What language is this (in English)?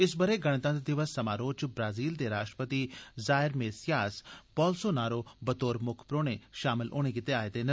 Dogri